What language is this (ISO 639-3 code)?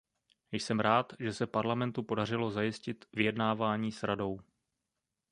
ces